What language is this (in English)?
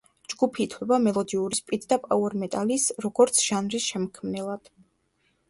Georgian